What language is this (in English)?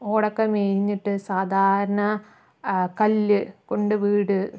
Malayalam